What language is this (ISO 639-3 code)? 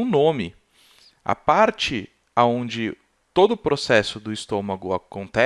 por